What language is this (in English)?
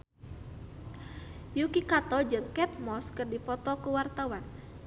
Sundanese